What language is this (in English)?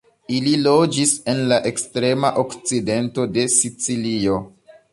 Esperanto